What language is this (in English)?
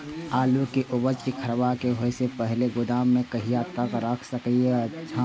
Maithili